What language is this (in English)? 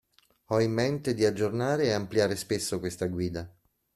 Italian